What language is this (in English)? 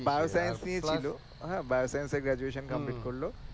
Bangla